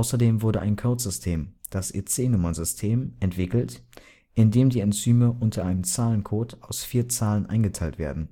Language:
German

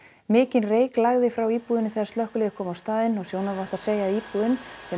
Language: Icelandic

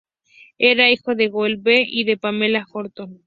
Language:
Spanish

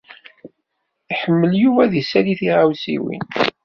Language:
Kabyle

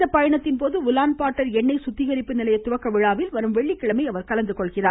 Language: Tamil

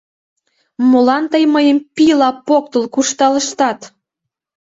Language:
Mari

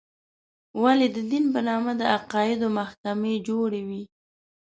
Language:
Pashto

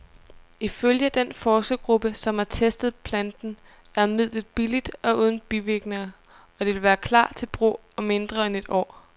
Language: Danish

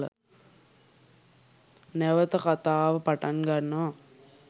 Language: Sinhala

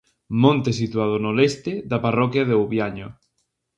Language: Galician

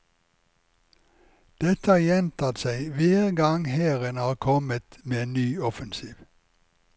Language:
Norwegian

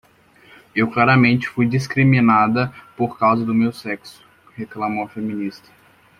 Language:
Portuguese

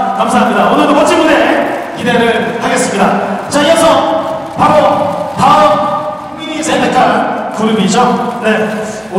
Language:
Korean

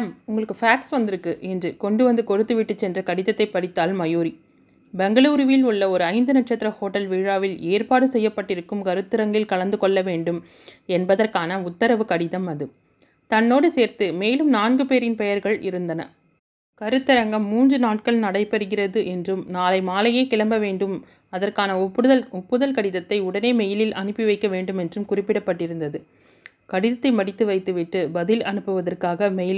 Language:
Tamil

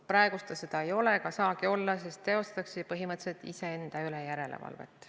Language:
Estonian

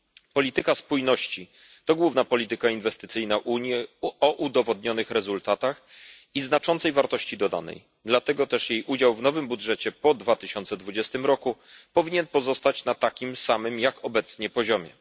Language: Polish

